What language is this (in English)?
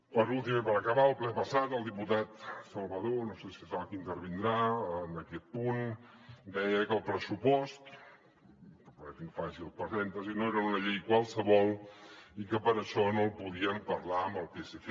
Catalan